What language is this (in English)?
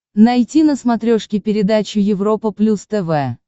Russian